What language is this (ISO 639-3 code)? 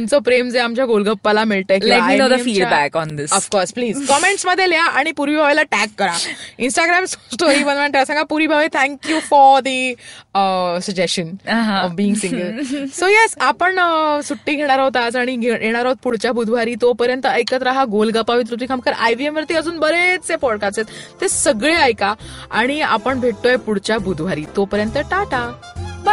mar